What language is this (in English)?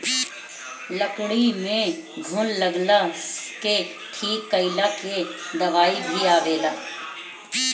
Bhojpuri